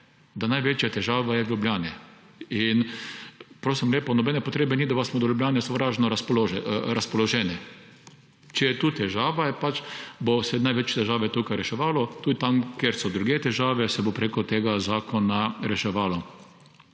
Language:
Slovenian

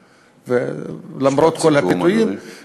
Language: Hebrew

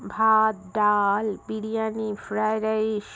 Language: Bangla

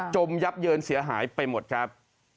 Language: Thai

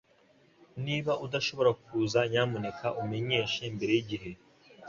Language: Kinyarwanda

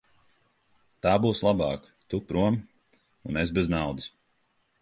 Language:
Latvian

